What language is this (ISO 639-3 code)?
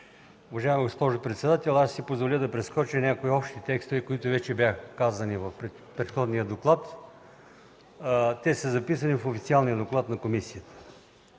bul